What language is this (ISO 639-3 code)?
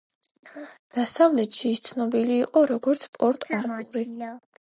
kat